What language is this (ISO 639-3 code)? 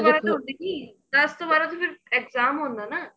pan